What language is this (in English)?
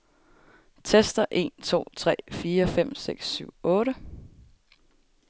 Danish